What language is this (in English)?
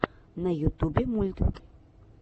Russian